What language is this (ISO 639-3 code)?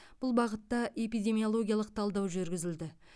kaz